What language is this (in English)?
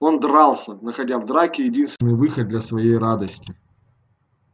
Russian